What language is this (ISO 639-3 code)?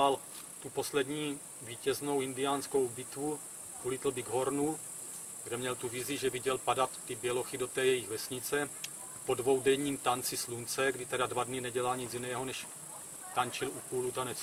ces